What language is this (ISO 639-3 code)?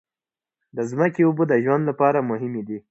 pus